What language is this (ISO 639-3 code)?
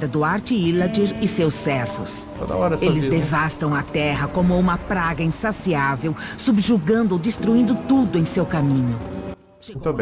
por